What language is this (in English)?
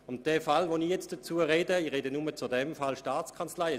Swiss German